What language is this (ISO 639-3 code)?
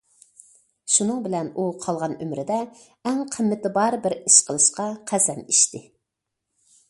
uig